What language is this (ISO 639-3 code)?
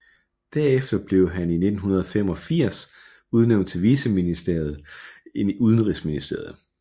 dan